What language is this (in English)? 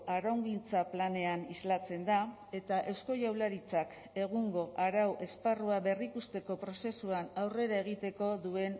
Basque